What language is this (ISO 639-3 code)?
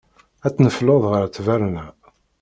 kab